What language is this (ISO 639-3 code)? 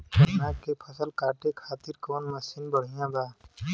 bho